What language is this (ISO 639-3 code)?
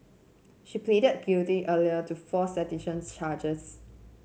eng